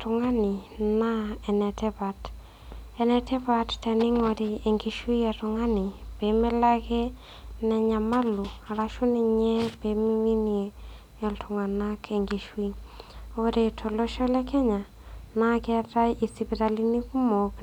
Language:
Masai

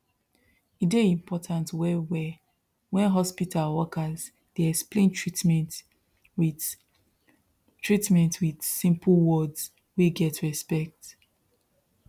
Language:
Nigerian Pidgin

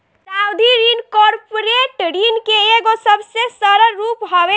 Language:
Bhojpuri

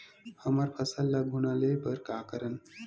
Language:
Chhattisgarhi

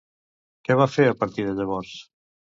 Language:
Catalan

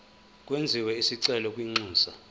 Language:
Zulu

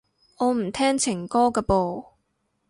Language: Cantonese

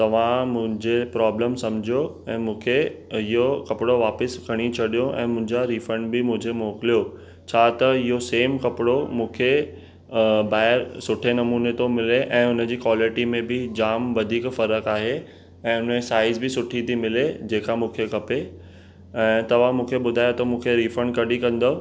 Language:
Sindhi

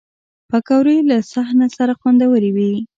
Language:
Pashto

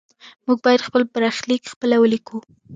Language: Pashto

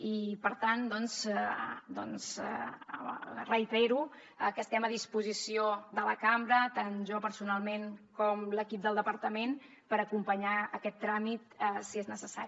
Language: Catalan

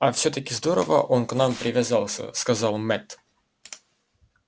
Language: Russian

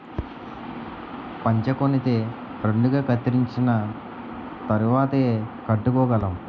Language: Telugu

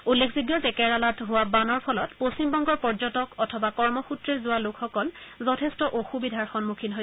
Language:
Assamese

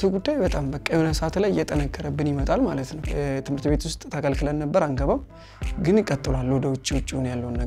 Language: Arabic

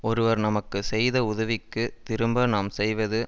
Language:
Tamil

